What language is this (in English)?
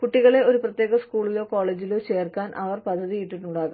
Malayalam